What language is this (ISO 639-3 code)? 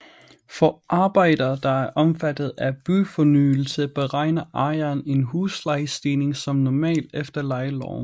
dan